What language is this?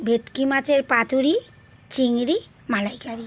Bangla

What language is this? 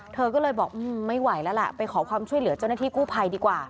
Thai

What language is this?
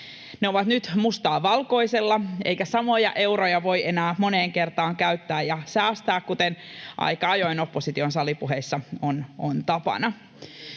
Finnish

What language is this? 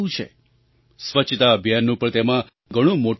Gujarati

